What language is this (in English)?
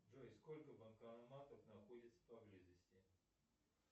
Russian